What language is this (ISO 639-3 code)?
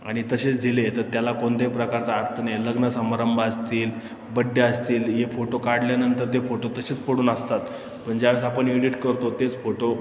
mar